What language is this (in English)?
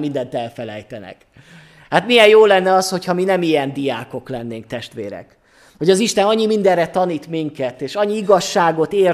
Hungarian